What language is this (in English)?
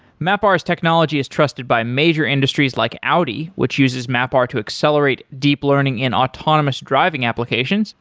English